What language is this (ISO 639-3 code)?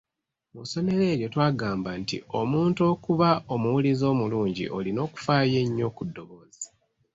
lug